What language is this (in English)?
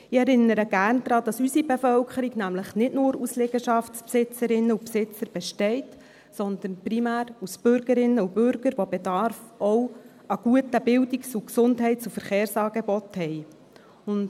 Swiss German